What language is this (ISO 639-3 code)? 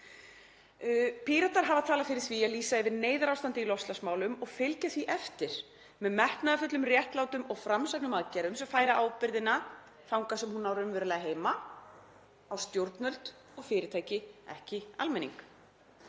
isl